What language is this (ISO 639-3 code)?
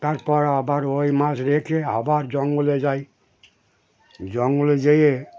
ben